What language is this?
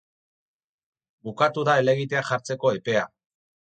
Basque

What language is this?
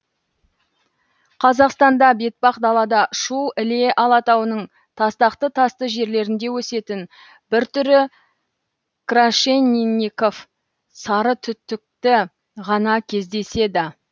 Kazakh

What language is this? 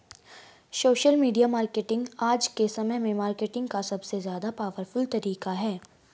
Hindi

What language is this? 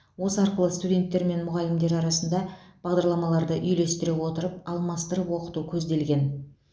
Kazakh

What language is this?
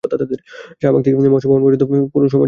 Bangla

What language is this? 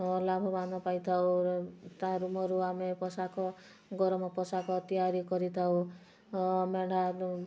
Odia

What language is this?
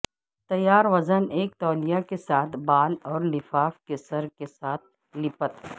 Urdu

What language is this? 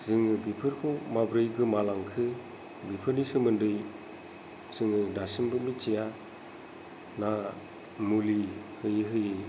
Bodo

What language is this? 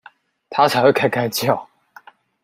Chinese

